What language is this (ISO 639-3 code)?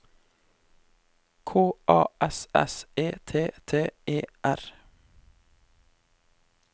nor